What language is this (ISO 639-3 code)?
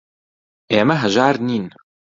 ckb